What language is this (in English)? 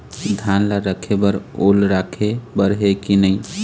Chhattisgarhi